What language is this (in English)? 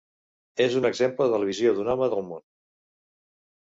Catalan